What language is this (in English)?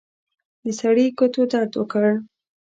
Pashto